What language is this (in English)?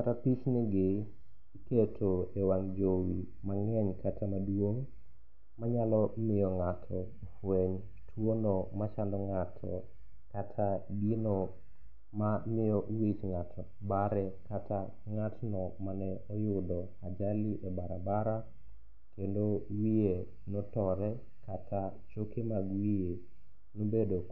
Luo (Kenya and Tanzania)